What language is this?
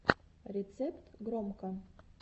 Russian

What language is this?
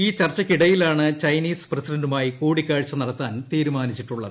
Malayalam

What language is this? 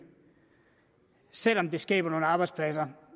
Danish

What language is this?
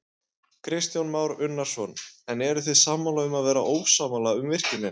Icelandic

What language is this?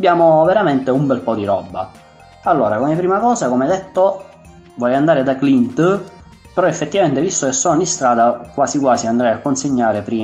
Italian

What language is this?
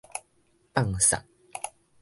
Min Nan Chinese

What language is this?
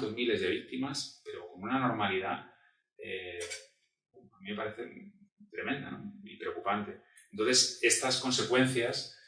Spanish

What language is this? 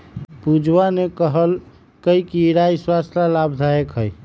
Magahi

